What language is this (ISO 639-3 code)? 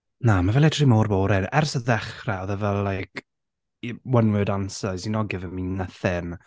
cym